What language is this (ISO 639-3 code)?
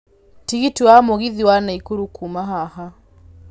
kik